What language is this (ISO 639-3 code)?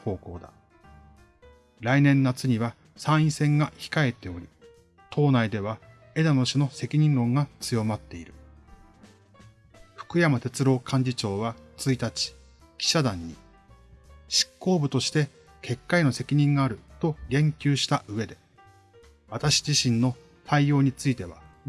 jpn